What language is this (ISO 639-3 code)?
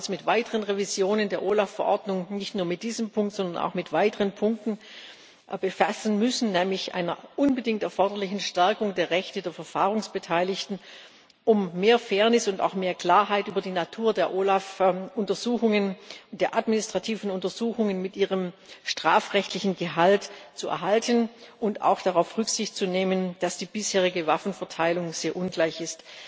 deu